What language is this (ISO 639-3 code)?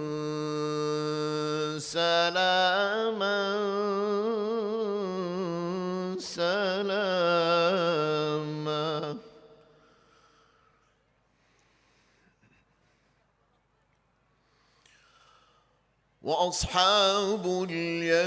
tur